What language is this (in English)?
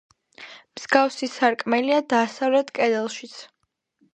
Georgian